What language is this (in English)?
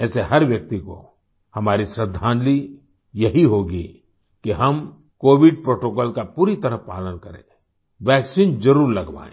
Hindi